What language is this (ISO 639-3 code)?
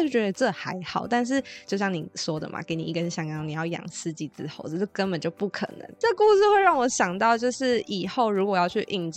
zho